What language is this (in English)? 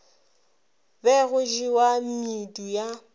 Northern Sotho